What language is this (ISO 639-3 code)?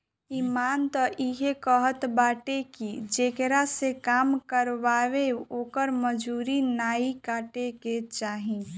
bho